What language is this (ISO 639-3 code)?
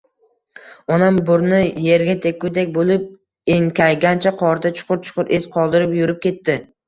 uzb